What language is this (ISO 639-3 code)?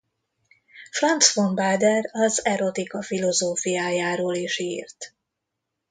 hun